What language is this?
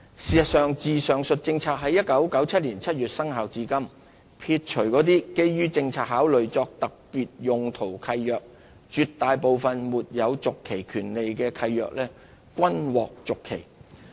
Cantonese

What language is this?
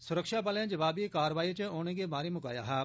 Dogri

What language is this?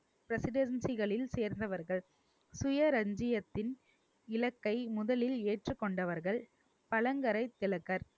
Tamil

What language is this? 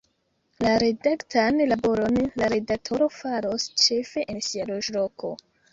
Esperanto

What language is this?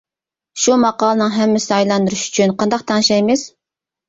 Uyghur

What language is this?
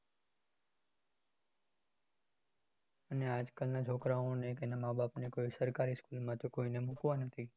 Gujarati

